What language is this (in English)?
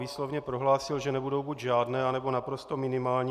Czech